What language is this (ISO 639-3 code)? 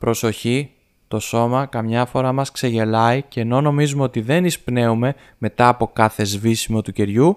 ell